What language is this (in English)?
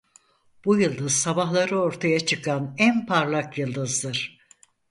Turkish